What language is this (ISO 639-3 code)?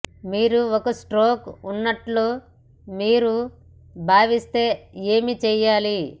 tel